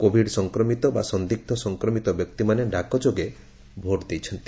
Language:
Odia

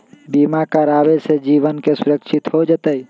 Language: Magahi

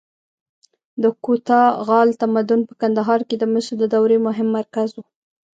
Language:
Pashto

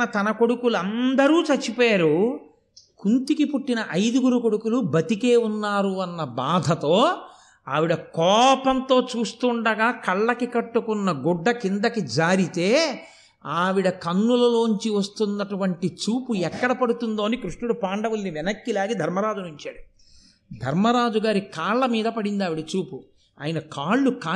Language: Telugu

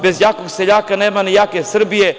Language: Serbian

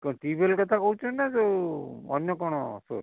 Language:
Odia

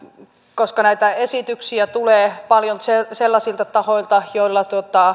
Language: Finnish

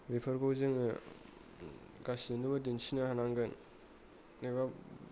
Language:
Bodo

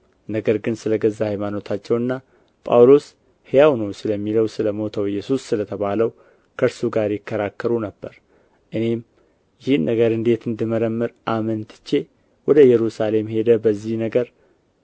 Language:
Amharic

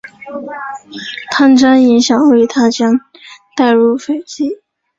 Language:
Chinese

